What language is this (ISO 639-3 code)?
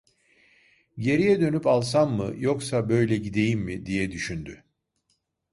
tur